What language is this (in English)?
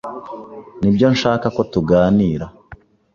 Kinyarwanda